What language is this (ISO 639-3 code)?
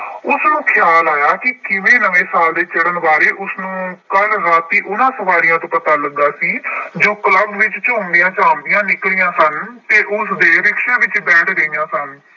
pan